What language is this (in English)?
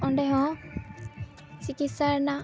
Santali